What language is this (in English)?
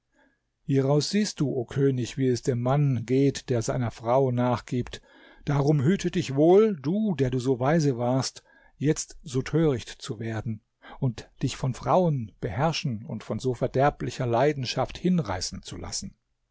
German